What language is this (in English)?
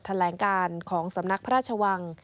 Thai